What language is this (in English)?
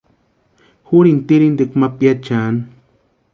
Western Highland Purepecha